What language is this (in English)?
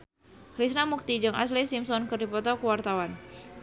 Sundanese